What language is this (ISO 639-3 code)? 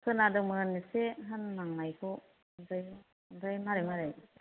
brx